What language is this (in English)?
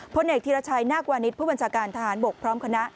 Thai